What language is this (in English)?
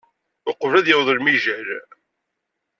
Kabyle